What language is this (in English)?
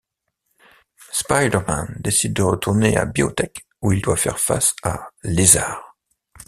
French